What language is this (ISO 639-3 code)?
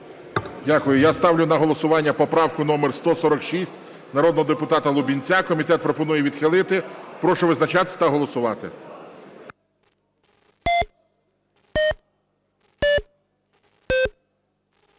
ukr